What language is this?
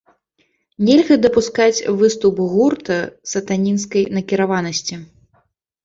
Belarusian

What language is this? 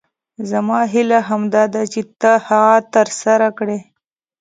Pashto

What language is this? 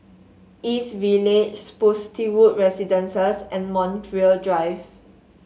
English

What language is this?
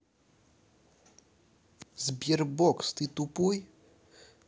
Russian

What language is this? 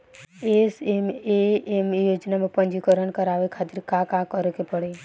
Bhojpuri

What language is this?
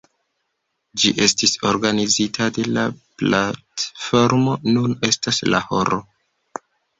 Esperanto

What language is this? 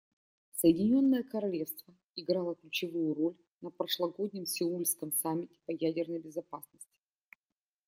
Russian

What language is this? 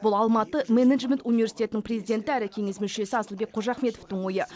Kazakh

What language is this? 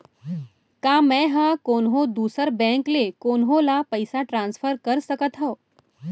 Chhattisgarhi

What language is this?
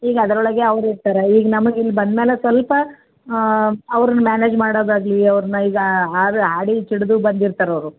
Kannada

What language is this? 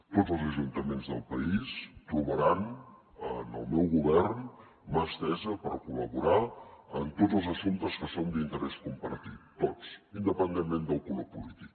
Catalan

